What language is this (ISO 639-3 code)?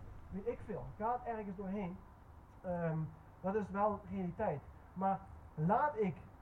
nld